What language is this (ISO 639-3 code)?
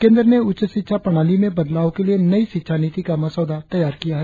hin